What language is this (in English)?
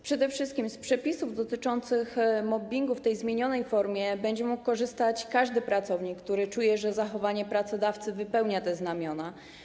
Polish